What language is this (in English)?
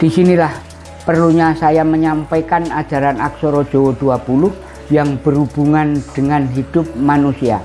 Indonesian